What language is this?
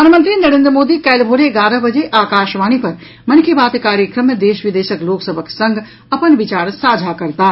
Maithili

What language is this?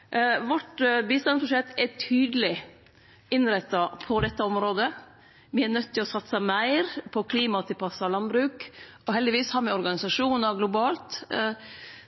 Norwegian Nynorsk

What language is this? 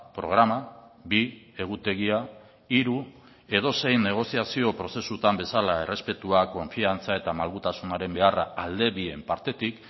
Basque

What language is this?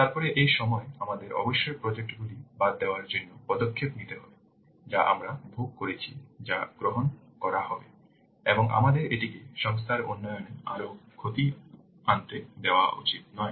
Bangla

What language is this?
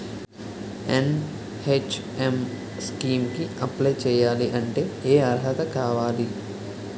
Telugu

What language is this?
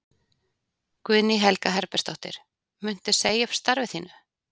Icelandic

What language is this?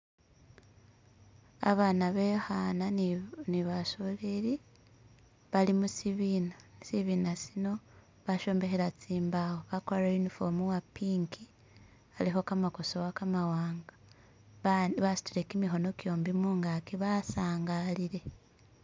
Masaaba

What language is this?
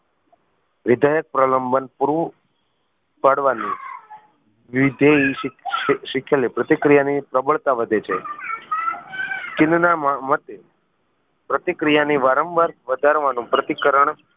Gujarati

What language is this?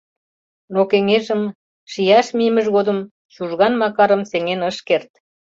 Mari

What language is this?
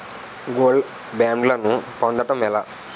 Telugu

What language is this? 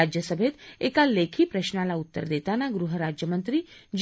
Marathi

